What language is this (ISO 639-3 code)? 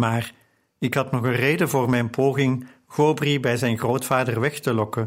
nld